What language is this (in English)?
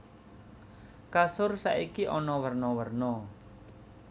Javanese